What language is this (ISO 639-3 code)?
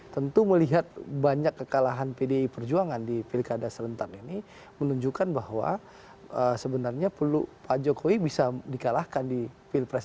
ind